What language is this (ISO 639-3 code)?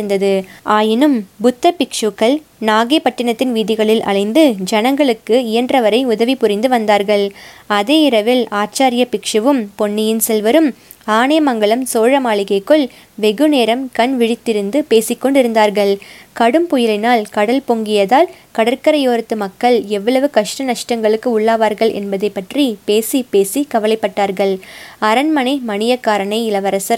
tam